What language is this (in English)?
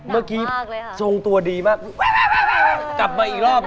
Thai